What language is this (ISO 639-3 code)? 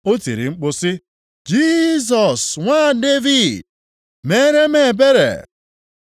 ibo